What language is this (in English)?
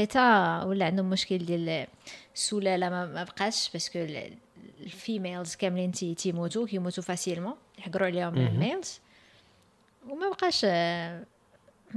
Arabic